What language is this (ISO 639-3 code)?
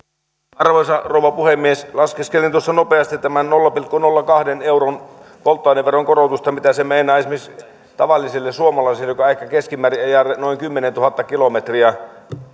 fin